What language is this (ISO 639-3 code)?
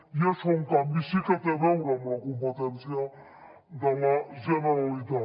cat